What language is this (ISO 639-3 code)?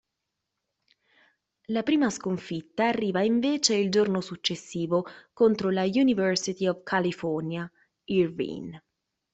ita